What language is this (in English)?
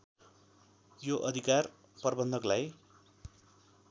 Nepali